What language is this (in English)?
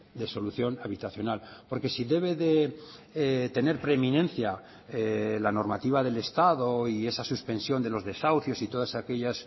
Spanish